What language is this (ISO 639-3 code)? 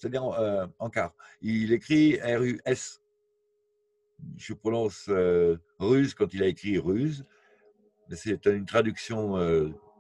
fra